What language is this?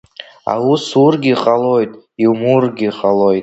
Abkhazian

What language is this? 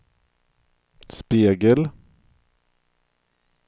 Swedish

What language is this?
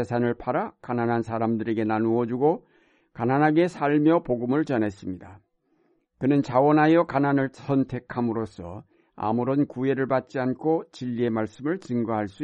Korean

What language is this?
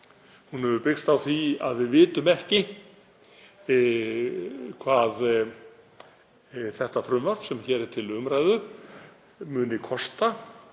Icelandic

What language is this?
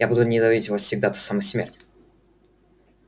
Russian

